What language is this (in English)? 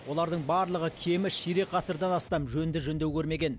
Kazakh